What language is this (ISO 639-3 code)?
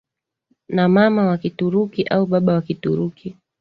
swa